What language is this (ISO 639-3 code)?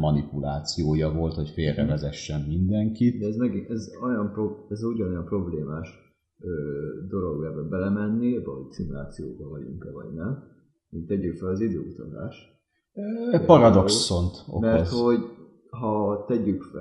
hun